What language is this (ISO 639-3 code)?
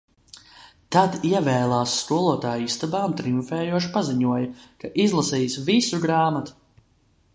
lav